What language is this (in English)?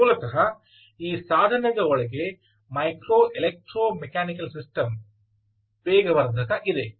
Kannada